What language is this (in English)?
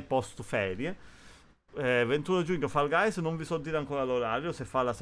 Italian